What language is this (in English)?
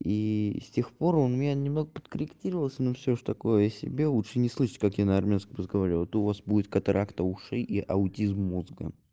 Russian